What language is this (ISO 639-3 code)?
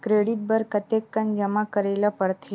hne